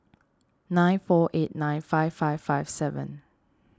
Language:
English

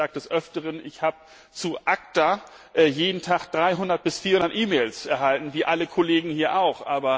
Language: German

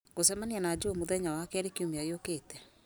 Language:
Kikuyu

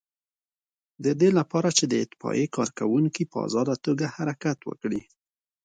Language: Pashto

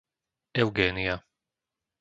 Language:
Slovak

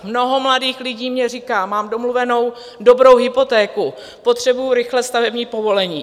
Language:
Czech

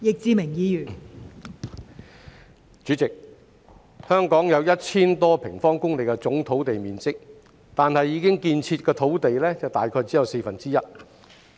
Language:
Cantonese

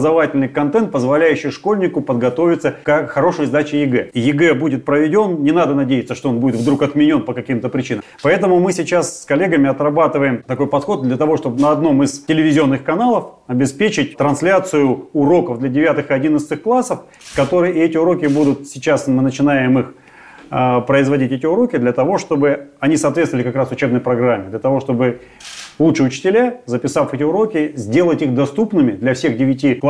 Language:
Russian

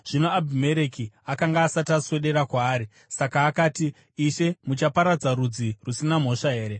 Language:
Shona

